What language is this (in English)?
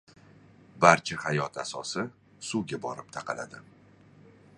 Uzbek